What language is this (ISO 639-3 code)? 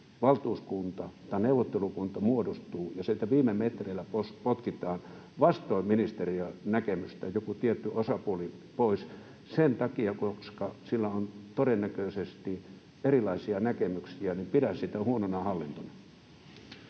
fin